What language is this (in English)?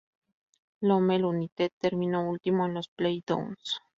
Spanish